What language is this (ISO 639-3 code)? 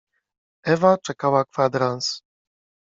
pol